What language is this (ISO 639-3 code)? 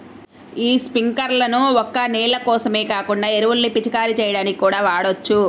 tel